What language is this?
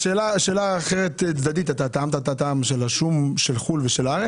Hebrew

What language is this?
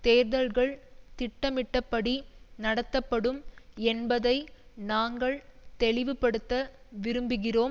Tamil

